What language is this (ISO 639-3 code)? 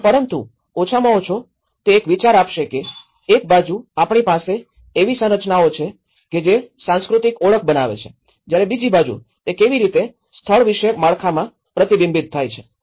guj